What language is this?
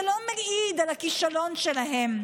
Hebrew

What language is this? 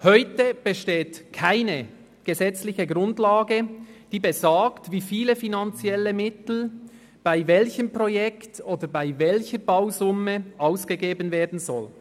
Swiss German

